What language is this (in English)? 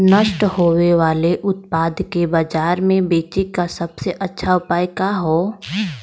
Bhojpuri